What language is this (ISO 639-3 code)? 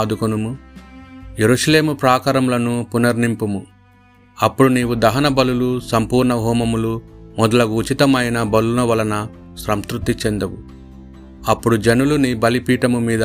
tel